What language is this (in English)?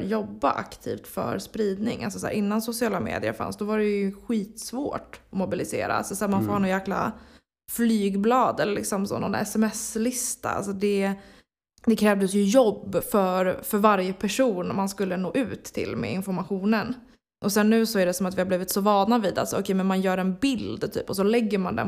Swedish